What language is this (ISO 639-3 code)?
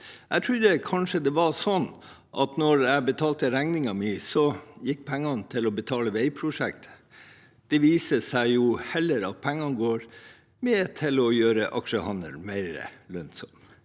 nor